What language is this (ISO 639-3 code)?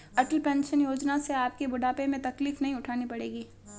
hin